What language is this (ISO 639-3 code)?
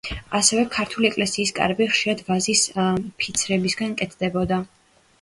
kat